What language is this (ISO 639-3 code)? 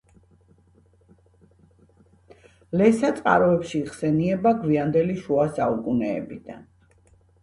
kat